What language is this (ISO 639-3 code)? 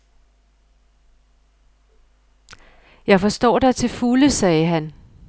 dan